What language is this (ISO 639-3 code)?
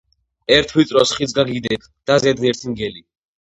kat